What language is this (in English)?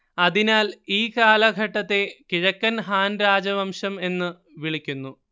Malayalam